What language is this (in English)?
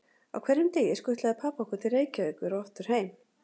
Icelandic